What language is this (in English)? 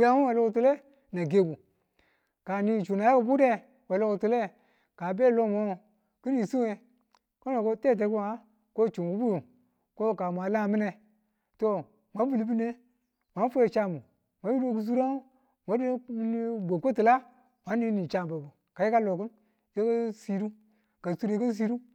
Tula